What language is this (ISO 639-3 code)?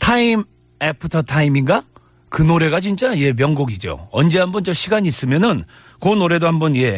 kor